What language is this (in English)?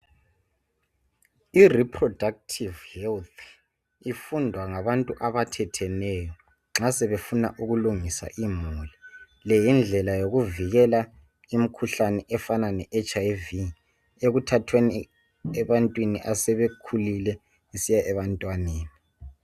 North Ndebele